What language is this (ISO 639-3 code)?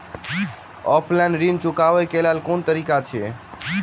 mai